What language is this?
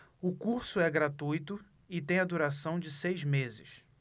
Portuguese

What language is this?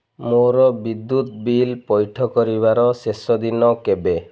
Odia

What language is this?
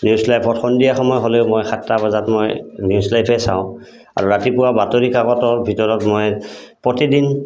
Assamese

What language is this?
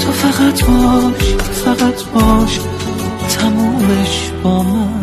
Persian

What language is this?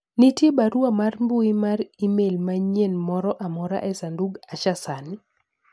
Luo (Kenya and Tanzania)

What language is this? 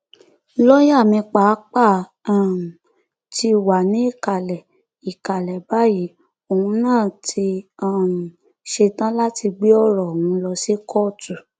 Yoruba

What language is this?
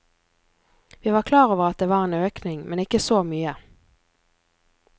Norwegian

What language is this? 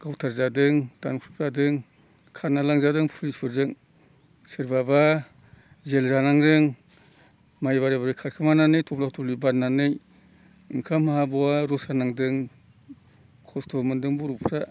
Bodo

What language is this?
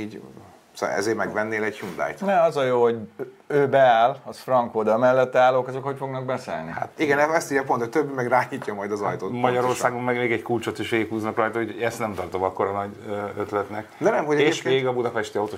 Hungarian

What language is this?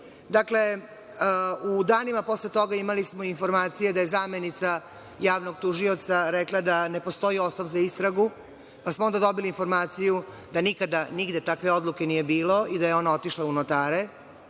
Serbian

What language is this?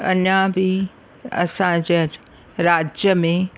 Sindhi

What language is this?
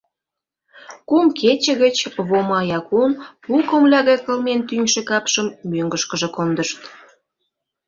Mari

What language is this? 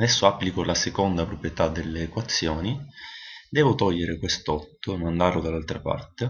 Italian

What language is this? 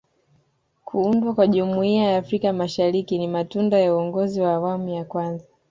Swahili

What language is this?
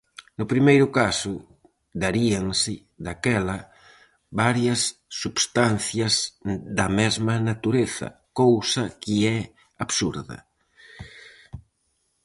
Galician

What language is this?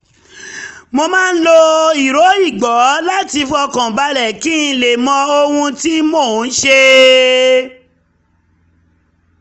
Yoruba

